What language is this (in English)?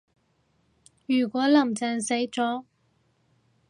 Cantonese